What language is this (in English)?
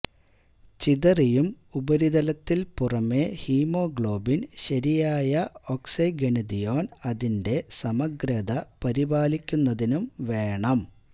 Malayalam